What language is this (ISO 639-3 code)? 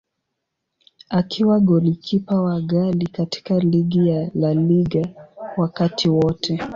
swa